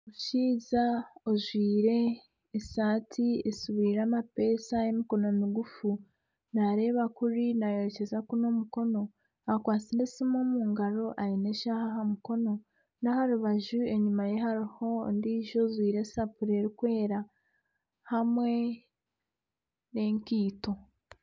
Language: Nyankole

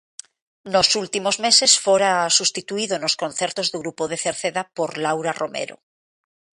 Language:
Galician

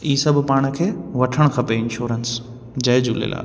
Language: Sindhi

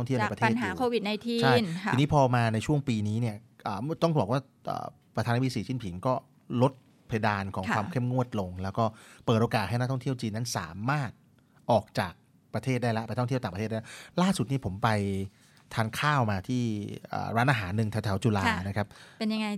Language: Thai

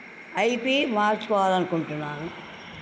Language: Telugu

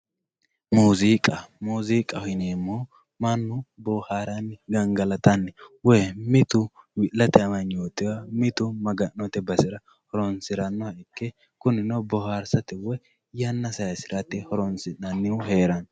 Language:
Sidamo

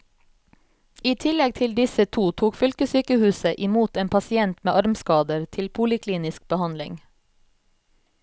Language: Norwegian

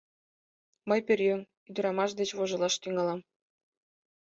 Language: Mari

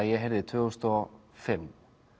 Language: Icelandic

